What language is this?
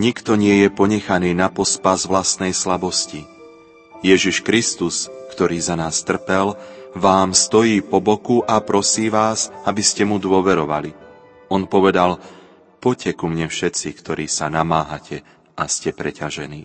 Slovak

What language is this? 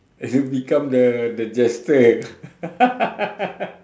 English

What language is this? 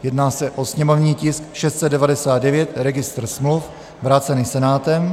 Czech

